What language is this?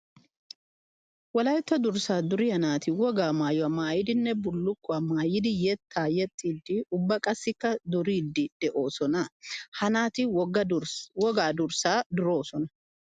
Wolaytta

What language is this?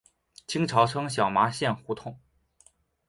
Chinese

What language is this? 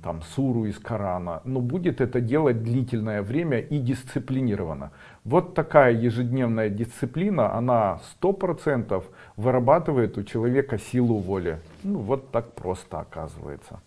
Russian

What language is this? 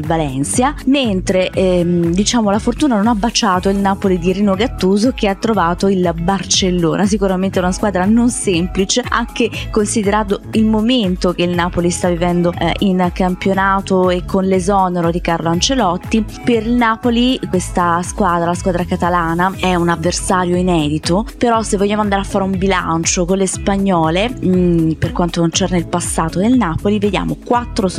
Italian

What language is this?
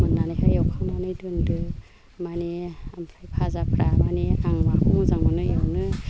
Bodo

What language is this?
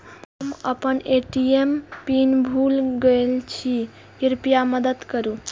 Maithili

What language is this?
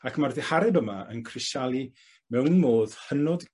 Welsh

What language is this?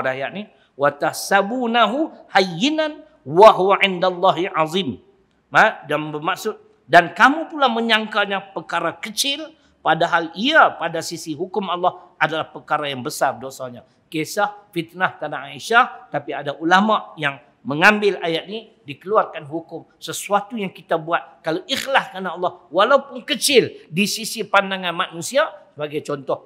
Malay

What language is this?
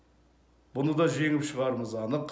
Kazakh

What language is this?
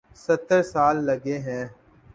Urdu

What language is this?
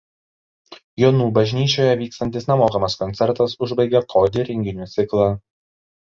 Lithuanian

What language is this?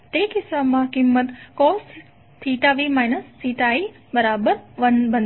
Gujarati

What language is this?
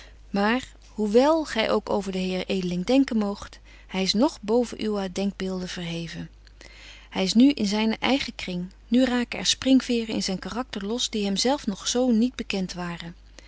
Dutch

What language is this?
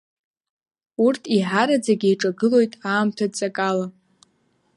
Abkhazian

